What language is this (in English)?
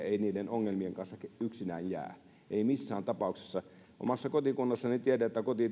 Finnish